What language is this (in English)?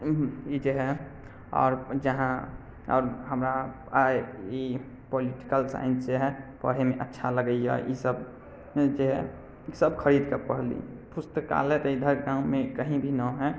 Maithili